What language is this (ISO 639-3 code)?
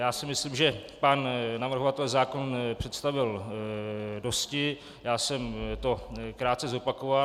ces